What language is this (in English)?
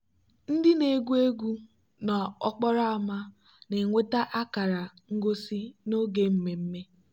Igbo